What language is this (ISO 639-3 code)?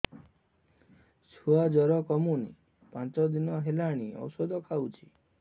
ori